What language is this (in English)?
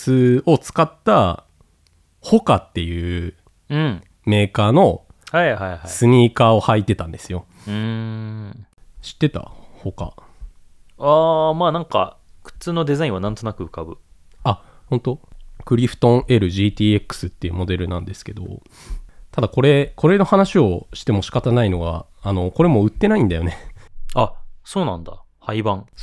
Japanese